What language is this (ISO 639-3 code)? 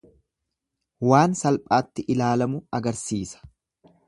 orm